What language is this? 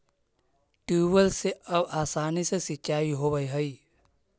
Magahi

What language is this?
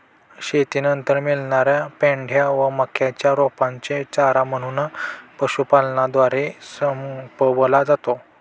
Marathi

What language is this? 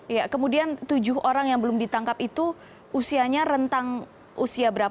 Indonesian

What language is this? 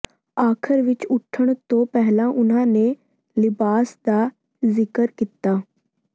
Punjabi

